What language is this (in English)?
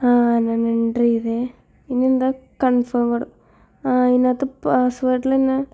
Malayalam